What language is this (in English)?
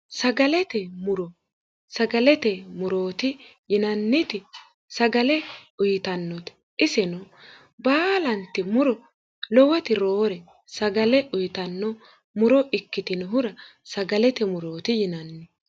Sidamo